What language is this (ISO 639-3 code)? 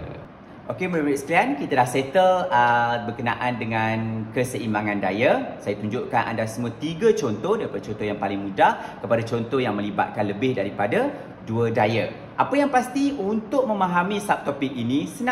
msa